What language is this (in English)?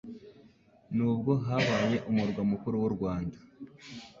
Kinyarwanda